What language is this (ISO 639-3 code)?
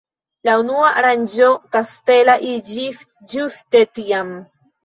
epo